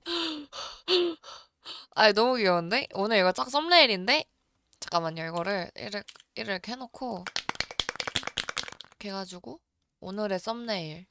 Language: Korean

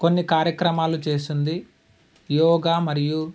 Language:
Telugu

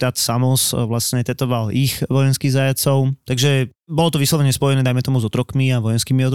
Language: Slovak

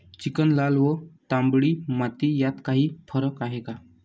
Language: Marathi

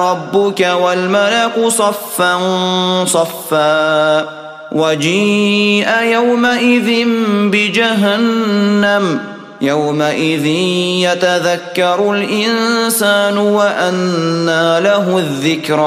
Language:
Arabic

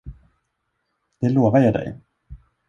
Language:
Swedish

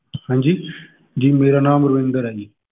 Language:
Punjabi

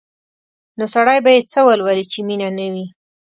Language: Pashto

